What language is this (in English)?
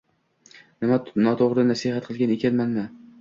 Uzbek